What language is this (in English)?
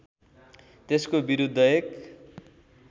Nepali